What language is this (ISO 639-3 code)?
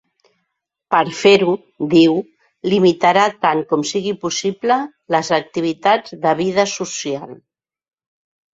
cat